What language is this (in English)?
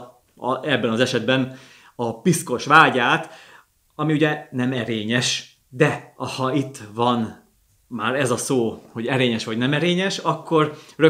Hungarian